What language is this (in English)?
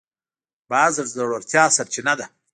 Pashto